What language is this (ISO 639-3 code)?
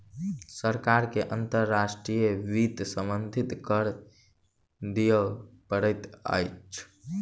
mai